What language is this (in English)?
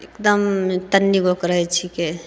Maithili